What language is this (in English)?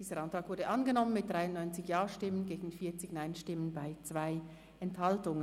Swiss German